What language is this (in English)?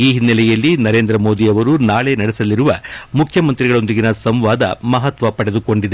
Kannada